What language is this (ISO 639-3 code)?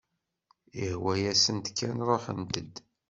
kab